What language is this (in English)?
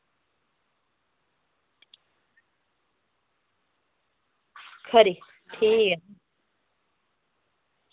Dogri